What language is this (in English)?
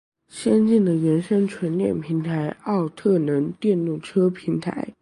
Chinese